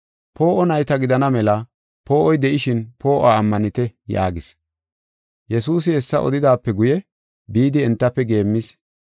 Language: Gofa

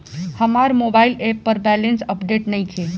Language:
Bhojpuri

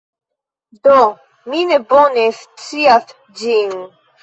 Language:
Esperanto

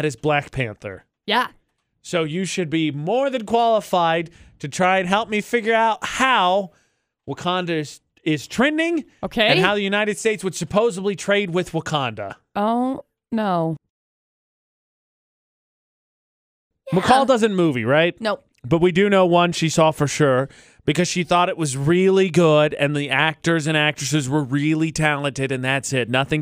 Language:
English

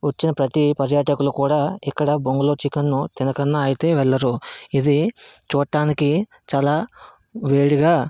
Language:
Telugu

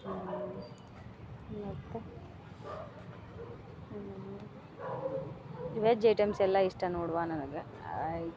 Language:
Kannada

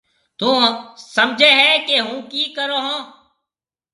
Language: Marwari (Pakistan)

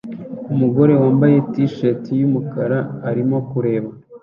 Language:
Kinyarwanda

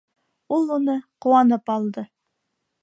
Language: Bashkir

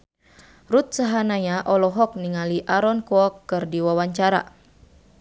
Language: Sundanese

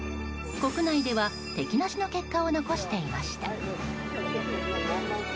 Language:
Japanese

